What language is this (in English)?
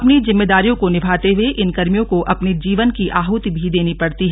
Hindi